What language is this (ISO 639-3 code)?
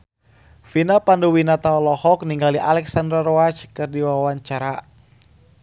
sun